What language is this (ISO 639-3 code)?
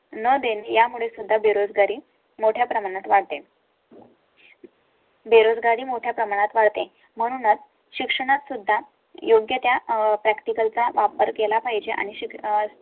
mar